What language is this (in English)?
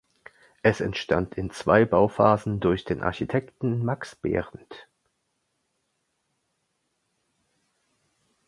German